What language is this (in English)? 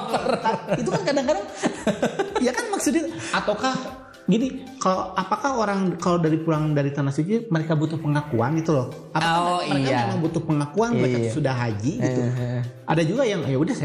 Indonesian